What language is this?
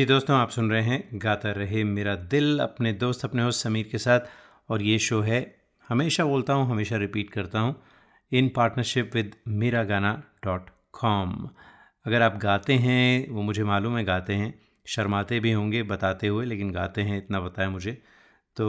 Hindi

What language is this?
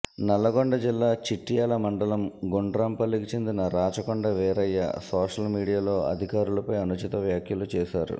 Telugu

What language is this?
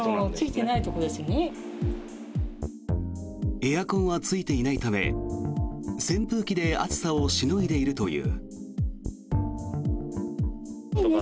Japanese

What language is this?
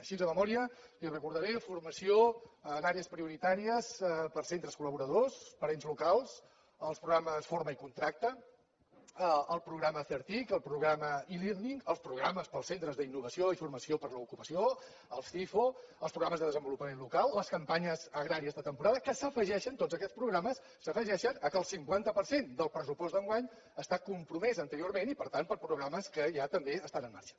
Catalan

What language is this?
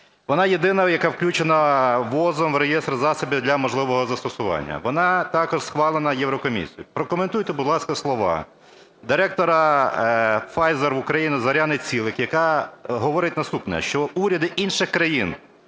Ukrainian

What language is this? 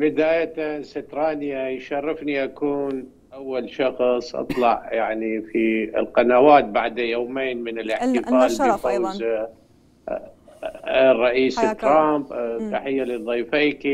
Arabic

